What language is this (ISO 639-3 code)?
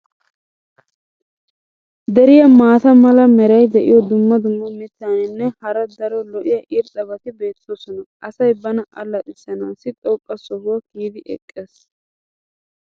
wal